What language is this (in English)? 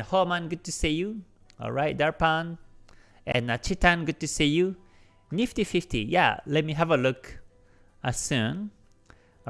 English